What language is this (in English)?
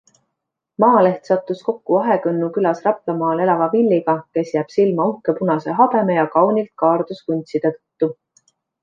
Estonian